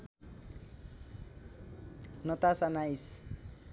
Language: Nepali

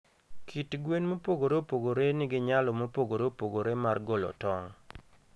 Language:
Luo (Kenya and Tanzania)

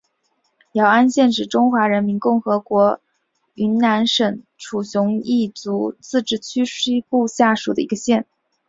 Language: Chinese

